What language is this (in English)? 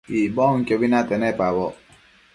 Matsés